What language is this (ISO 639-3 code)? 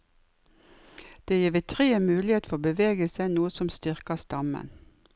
nor